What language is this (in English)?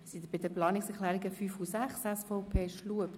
Swiss German